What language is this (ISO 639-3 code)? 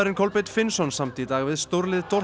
isl